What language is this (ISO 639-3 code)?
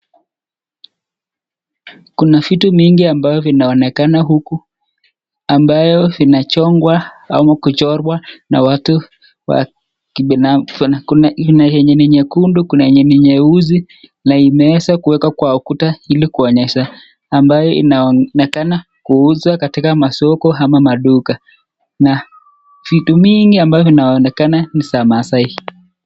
swa